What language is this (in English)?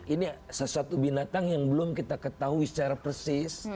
Indonesian